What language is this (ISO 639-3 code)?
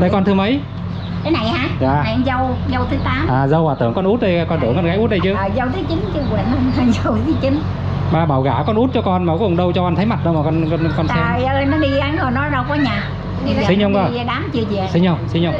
vie